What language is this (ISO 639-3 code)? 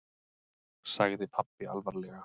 isl